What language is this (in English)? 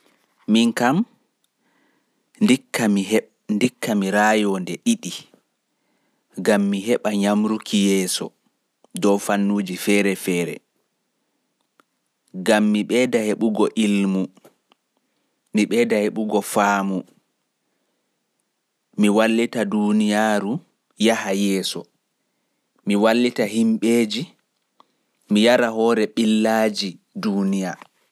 Fula